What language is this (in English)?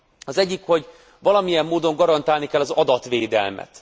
Hungarian